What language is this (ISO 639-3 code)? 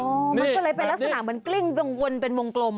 tha